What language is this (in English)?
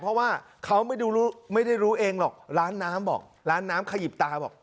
Thai